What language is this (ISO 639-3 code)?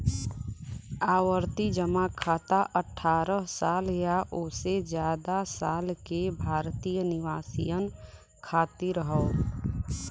bho